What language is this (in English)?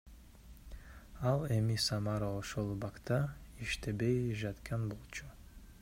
Kyrgyz